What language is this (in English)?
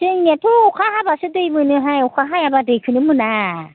Bodo